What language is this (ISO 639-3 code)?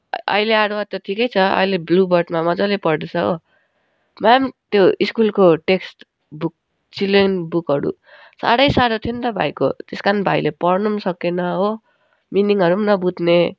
nep